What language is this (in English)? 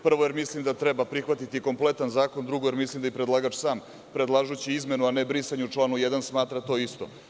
Serbian